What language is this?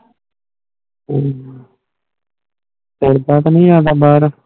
Punjabi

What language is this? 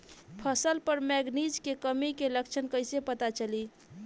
Bhojpuri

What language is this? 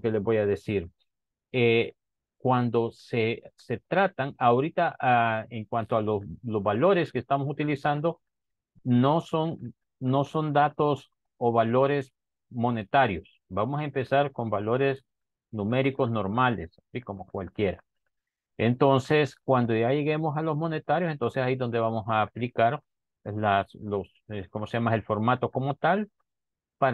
Spanish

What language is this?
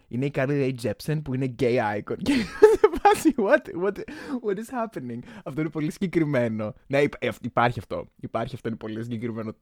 Greek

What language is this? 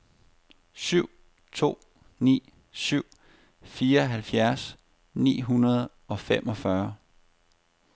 Danish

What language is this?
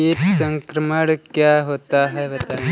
Hindi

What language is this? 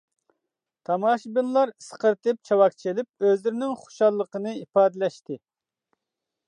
Uyghur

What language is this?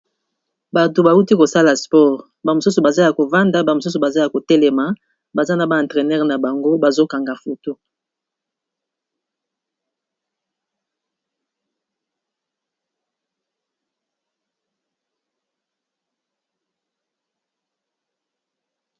Lingala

